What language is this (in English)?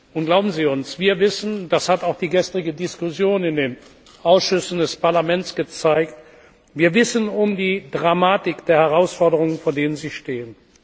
German